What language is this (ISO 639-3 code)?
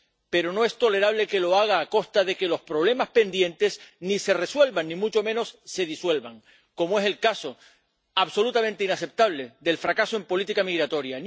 spa